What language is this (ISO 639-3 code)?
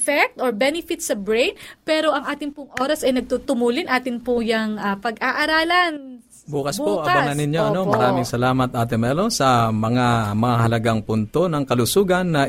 fil